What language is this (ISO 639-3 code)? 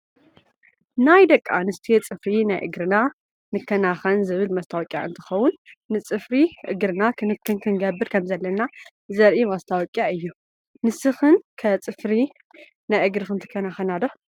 tir